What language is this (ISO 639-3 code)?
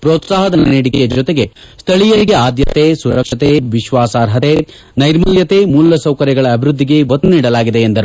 kan